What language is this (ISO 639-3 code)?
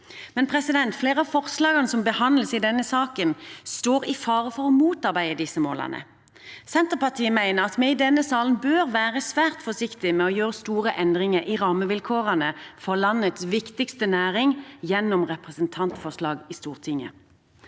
nor